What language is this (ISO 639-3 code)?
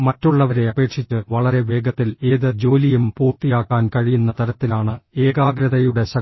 mal